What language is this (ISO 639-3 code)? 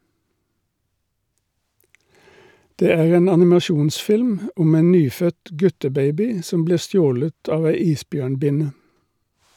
nor